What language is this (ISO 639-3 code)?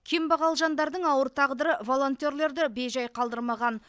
kaz